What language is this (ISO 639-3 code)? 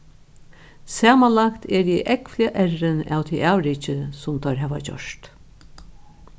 fao